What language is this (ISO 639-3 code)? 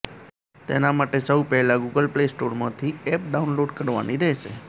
guj